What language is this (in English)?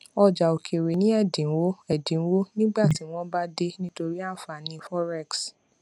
Yoruba